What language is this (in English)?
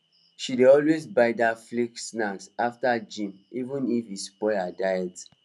Nigerian Pidgin